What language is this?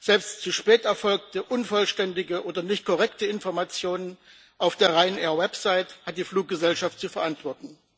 German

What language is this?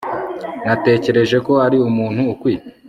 Kinyarwanda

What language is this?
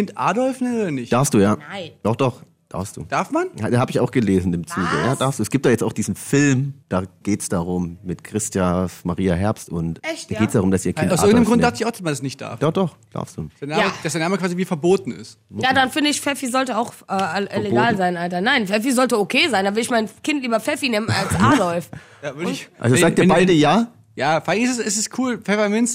German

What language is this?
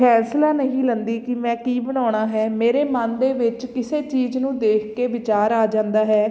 Punjabi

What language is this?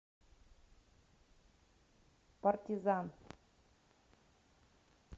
Russian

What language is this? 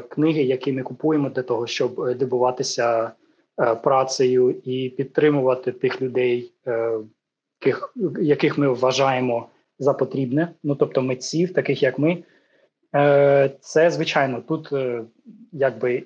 Ukrainian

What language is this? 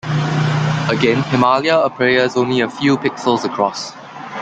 English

